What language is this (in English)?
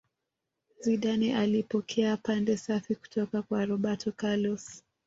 Swahili